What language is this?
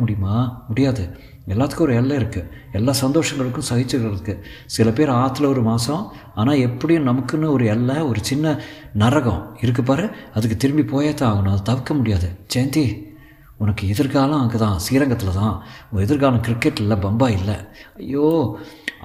Tamil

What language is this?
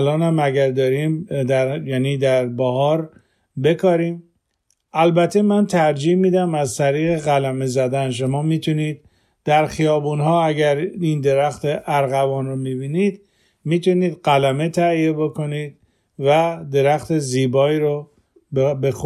Persian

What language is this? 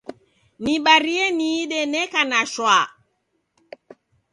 Taita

